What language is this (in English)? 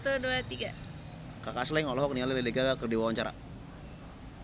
Sundanese